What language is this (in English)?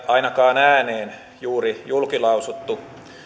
Finnish